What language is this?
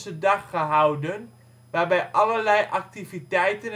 Dutch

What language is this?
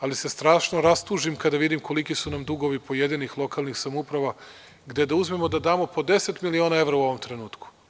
Serbian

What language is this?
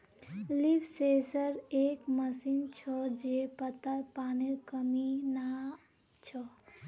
Magahi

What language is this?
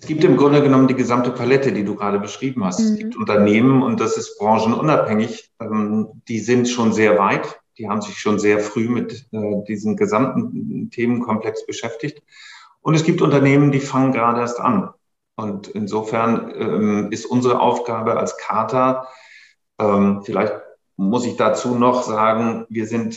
German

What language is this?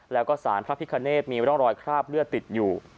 Thai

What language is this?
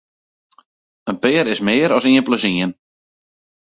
Western Frisian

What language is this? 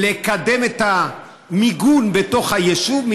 Hebrew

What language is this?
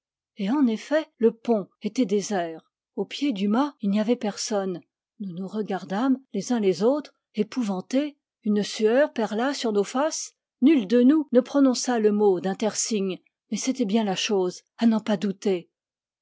French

